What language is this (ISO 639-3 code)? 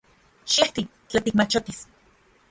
ncx